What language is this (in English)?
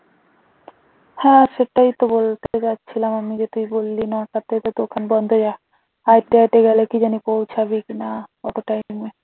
Bangla